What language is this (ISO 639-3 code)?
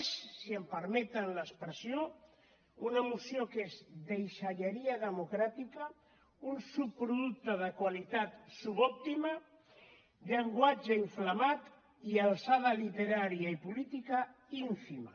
cat